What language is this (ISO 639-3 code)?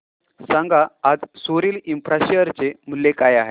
mar